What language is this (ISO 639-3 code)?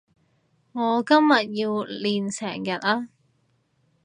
yue